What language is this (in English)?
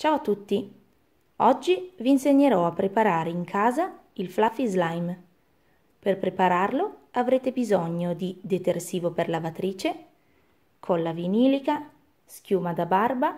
Italian